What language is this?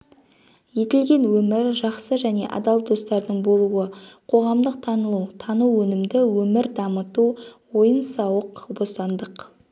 Kazakh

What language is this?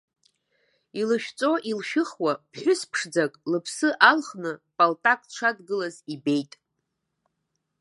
Abkhazian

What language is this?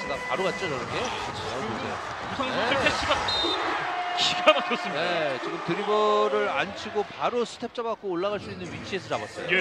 Korean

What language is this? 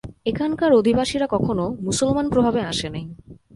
Bangla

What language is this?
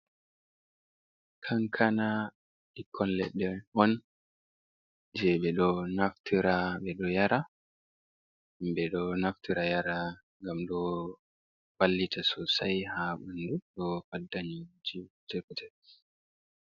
Fula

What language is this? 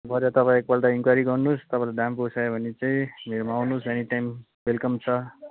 Nepali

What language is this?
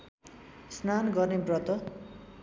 Nepali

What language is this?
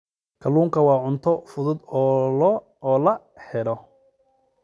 Somali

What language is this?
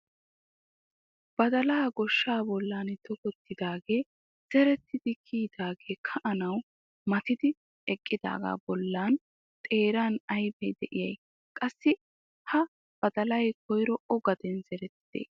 Wolaytta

